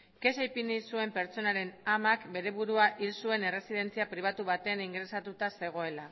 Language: Basque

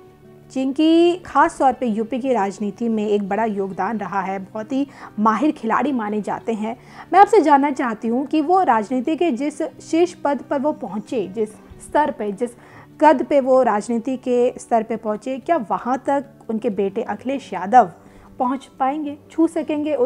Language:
Hindi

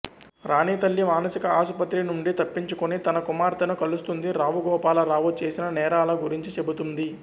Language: Telugu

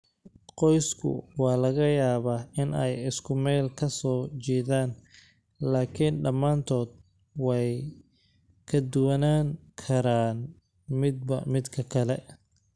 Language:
Somali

